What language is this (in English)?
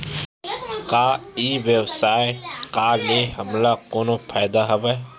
Chhattisgarhi